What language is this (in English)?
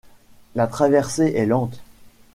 French